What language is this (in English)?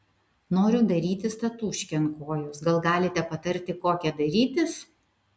Lithuanian